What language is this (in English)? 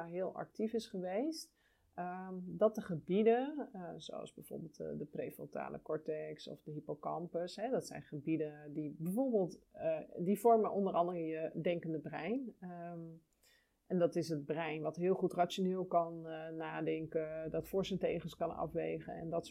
Dutch